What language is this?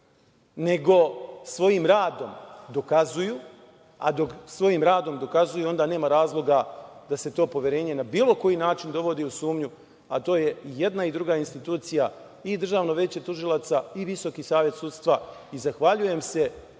Serbian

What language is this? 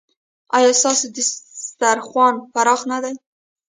Pashto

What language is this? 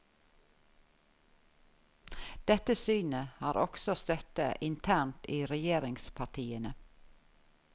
Norwegian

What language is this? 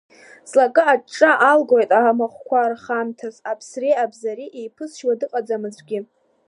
Abkhazian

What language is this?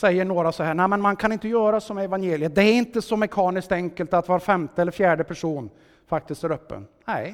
Swedish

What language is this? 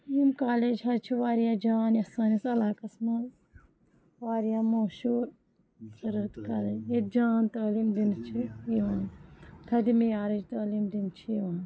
Kashmiri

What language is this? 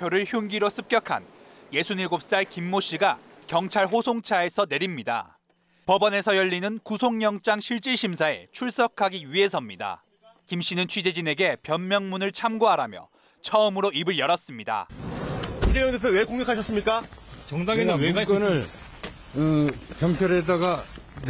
Korean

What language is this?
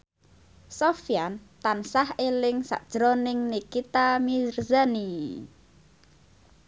Javanese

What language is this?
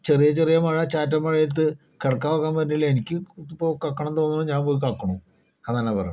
Malayalam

